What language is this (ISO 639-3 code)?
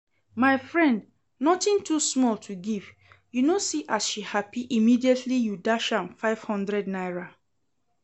pcm